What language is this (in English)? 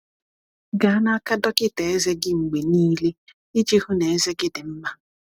Igbo